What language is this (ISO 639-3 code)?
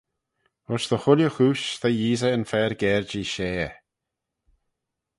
glv